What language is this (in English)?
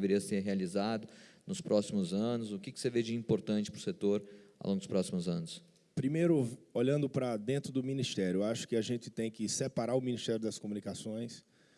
Portuguese